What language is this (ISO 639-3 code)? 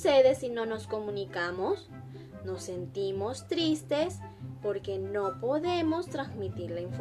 spa